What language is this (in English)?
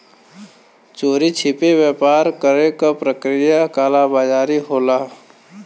Bhojpuri